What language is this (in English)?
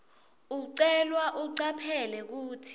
Swati